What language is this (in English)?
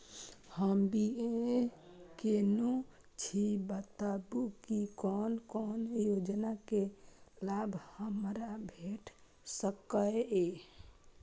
Maithili